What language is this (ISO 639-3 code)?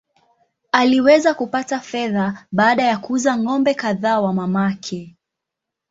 swa